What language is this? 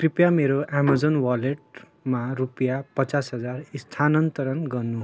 Nepali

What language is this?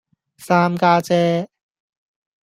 Cantonese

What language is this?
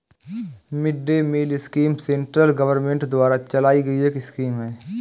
Hindi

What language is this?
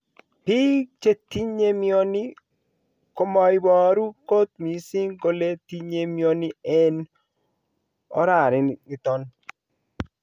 Kalenjin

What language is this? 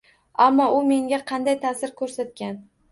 Uzbek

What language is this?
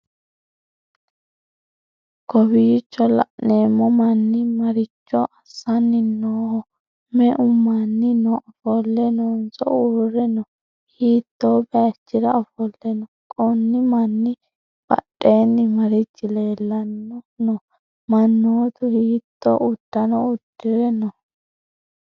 Sidamo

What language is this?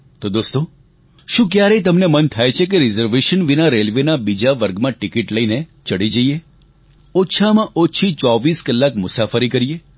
Gujarati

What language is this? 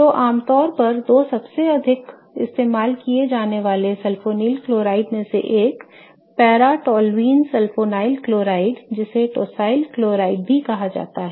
Hindi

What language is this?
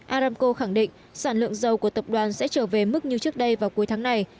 Vietnamese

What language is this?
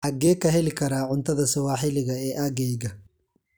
Somali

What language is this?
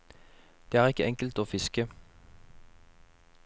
Norwegian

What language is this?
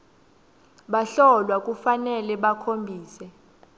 Swati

